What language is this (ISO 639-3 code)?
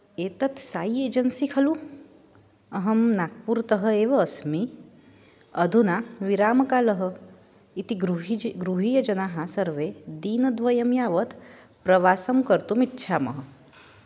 san